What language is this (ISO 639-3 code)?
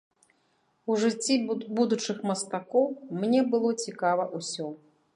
bel